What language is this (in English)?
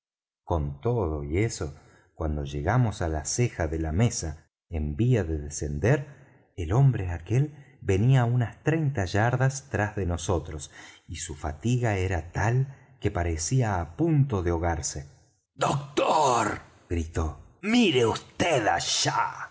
Spanish